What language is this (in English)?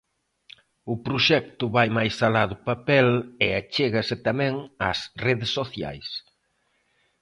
Galician